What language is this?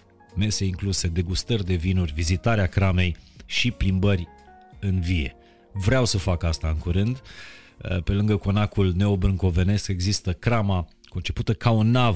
Romanian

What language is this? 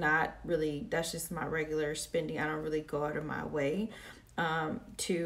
English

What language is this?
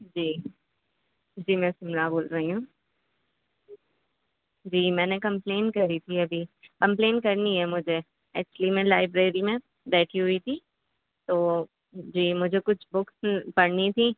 Urdu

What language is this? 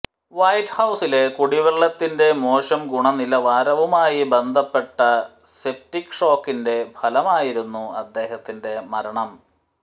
Malayalam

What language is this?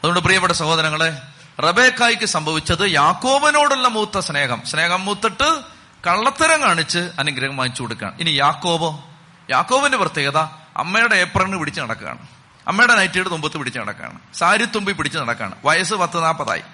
Malayalam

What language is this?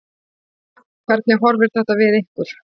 Icelandic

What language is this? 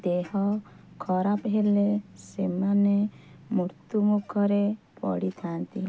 Odia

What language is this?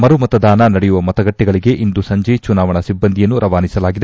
Kannada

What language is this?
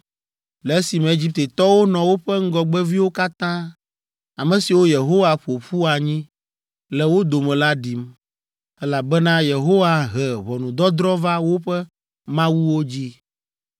Ewe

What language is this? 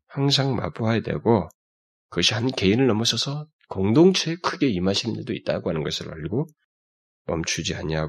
Korean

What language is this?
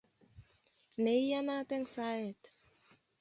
Kalenjin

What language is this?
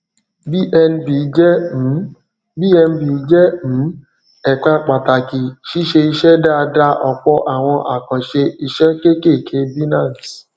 Yoruba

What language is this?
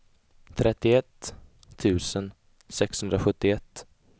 Swedish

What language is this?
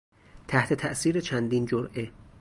Persian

